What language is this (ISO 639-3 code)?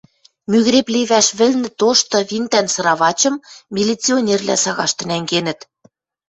mrj